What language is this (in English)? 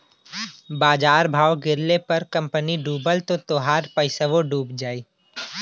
Bhojpuri